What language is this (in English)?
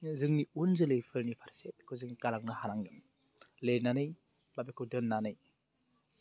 Bodo